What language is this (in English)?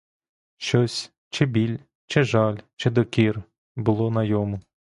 Ukrainian